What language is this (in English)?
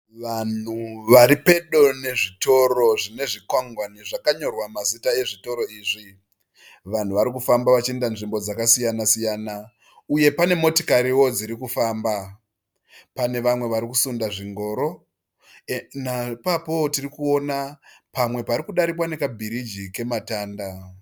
Shona